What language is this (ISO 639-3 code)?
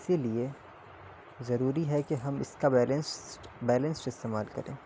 urd